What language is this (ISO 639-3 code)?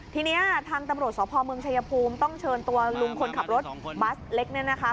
tha